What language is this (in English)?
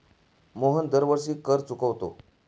Marathi